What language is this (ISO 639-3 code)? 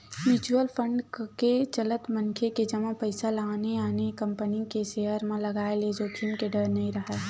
hne